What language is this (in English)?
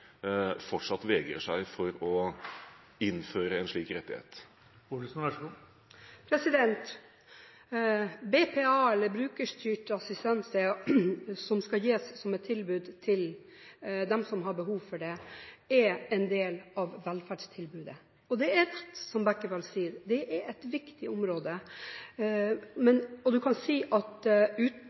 Norwegian Bokmål